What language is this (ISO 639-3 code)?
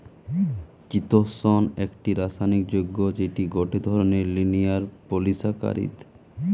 ben